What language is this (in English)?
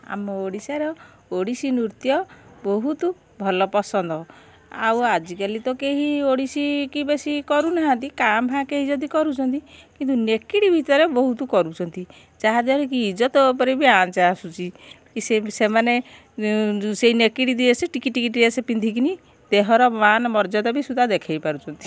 Odia